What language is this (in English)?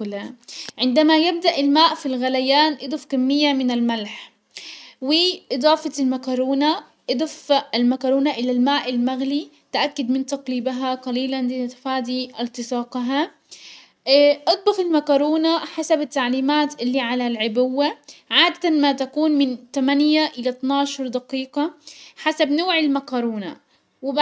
Hijazi Arabic